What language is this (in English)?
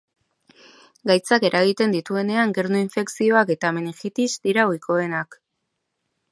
Basque